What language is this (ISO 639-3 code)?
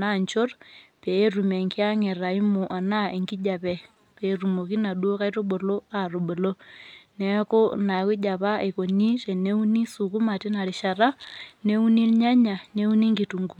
mas